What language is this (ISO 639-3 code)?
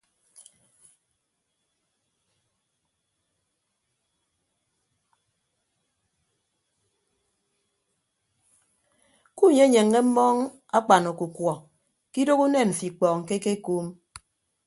ibb